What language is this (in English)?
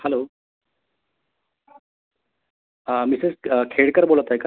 Marathi